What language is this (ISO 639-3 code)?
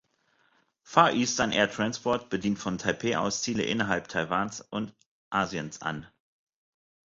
deu